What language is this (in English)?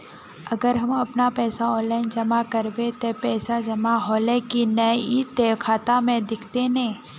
Magahi